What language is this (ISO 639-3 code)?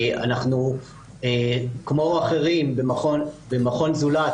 heb